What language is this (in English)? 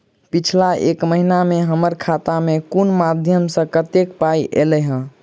Maithili